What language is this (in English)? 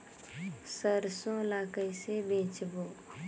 Chhattisgarhi